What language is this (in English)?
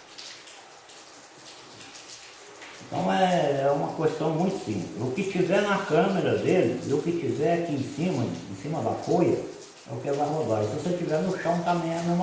Portuguese